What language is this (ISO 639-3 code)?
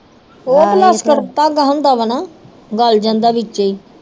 pan